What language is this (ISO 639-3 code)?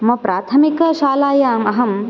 san